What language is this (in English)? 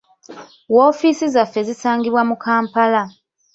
Ganda